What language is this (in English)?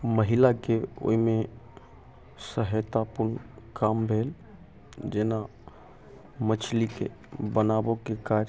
Maithili